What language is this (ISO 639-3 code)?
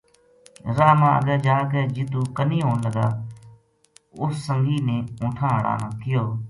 gju